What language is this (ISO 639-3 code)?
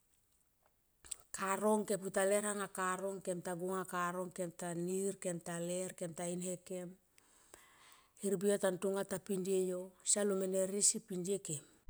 tqp